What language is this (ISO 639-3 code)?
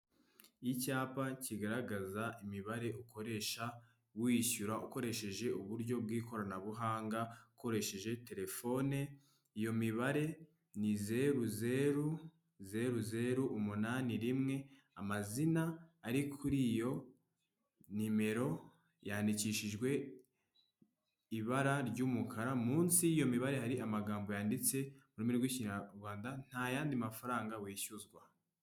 kin